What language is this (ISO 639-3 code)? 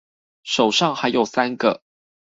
zho